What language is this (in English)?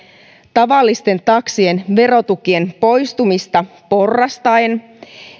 Finnish